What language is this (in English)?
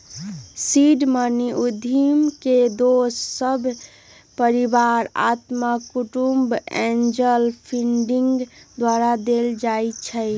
Magahi